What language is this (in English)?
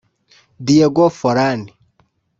Kinyarwanda